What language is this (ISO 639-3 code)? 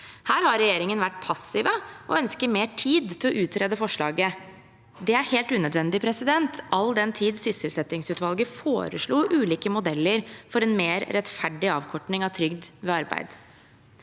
nor